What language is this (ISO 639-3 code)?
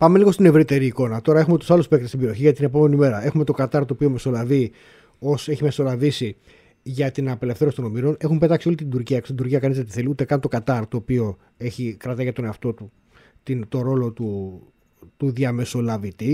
ell